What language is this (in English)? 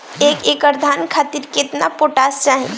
Bhojpuri